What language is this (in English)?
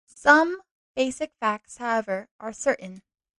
English